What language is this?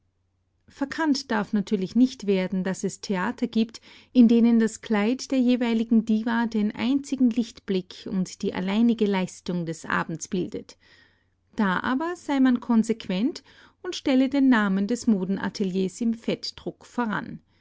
German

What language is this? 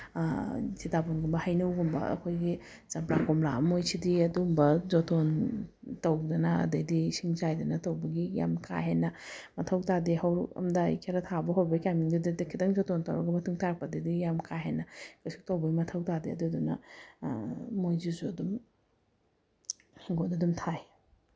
Manipuri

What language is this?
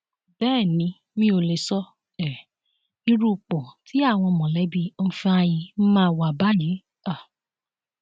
Yoruba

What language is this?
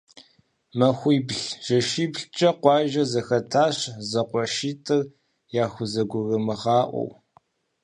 Kabardian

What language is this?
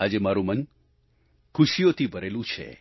Gujarati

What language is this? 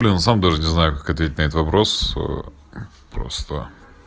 Russian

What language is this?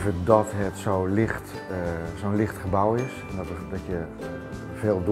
Dutch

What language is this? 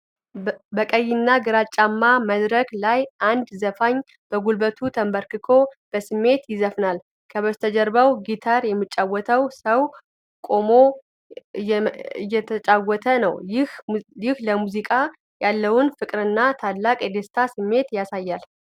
Amharic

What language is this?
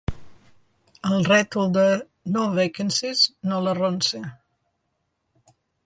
Catalan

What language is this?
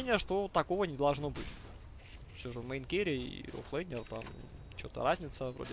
Russian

